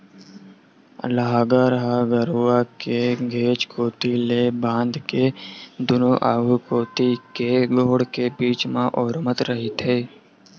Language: Chhattisgarhi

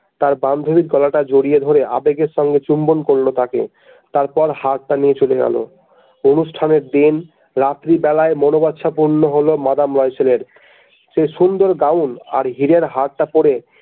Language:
Bangla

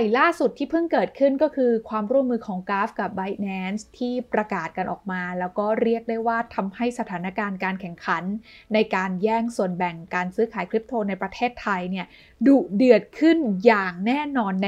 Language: Thai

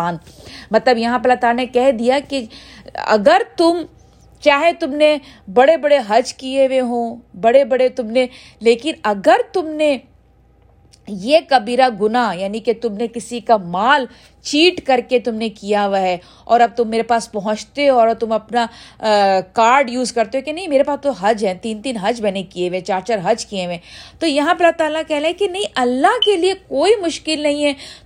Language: Urdu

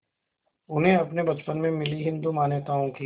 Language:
Hindi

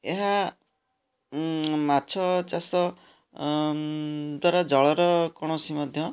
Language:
Odia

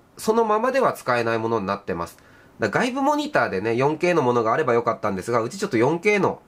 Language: Japanese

